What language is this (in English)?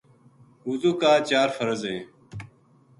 Gujari